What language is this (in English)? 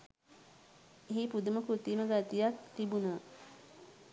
Sinhala